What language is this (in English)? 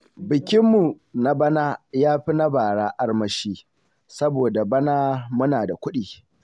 Hausa